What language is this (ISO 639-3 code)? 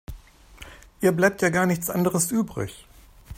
deu